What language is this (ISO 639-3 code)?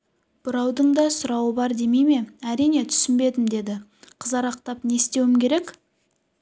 kaz